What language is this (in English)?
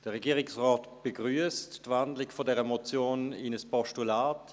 Swiss German